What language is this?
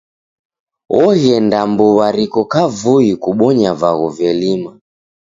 Taita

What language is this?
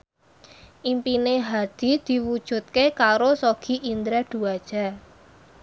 Javanese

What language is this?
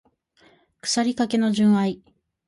Japanese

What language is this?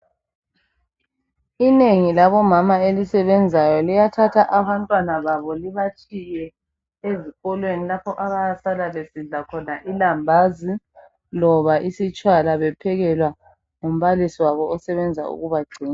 North Ndebele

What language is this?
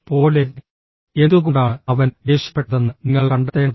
Malayalam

